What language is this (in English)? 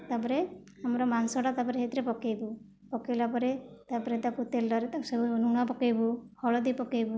Odia